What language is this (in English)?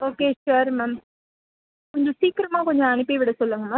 Tamil